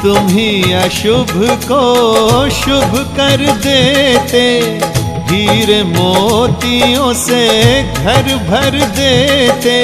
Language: Hindi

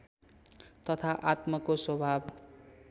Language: Nepali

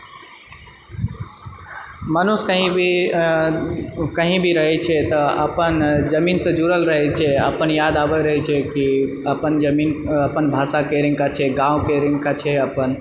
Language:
Maithili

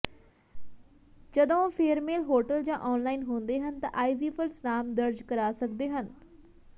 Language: Punjabi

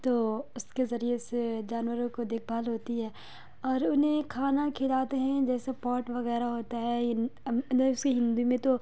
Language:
Urdu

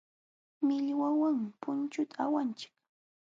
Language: Jauja Wanca Quechua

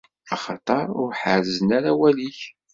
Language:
Kabyle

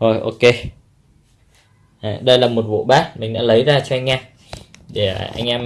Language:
Vietnamese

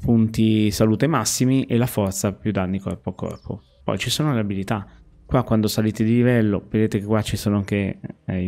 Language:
Italian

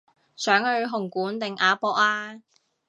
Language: Cantonese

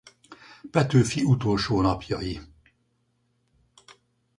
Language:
Hungarian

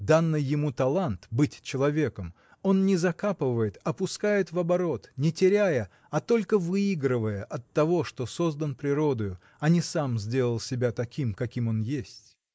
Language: Russian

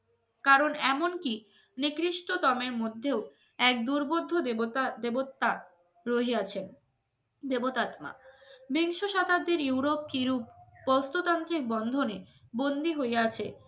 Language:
Bangla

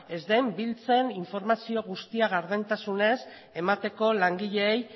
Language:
Basque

